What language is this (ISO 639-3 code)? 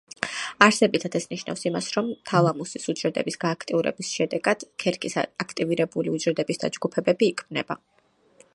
kat